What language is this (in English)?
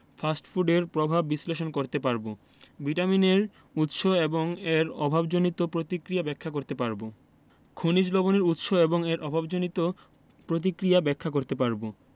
Bangla